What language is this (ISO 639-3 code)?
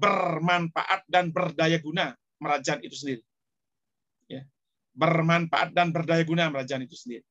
ind